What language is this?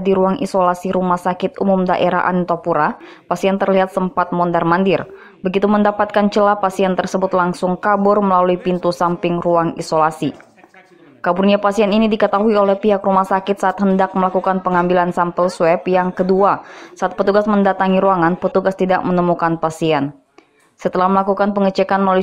Indonesian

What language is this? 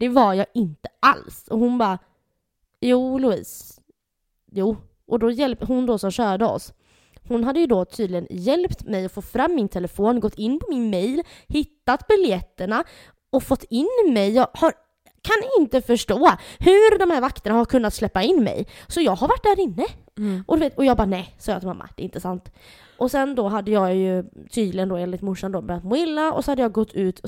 Swedish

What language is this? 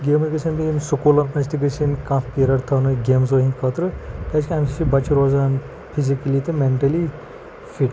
Kashmiri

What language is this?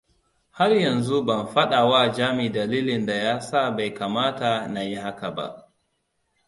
Hausa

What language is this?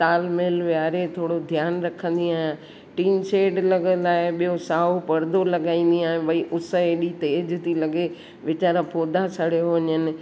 Sindhi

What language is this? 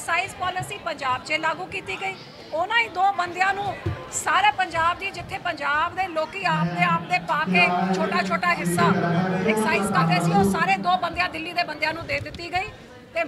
Hindi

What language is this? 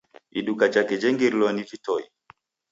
Taita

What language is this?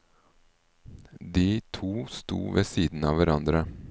Norwegian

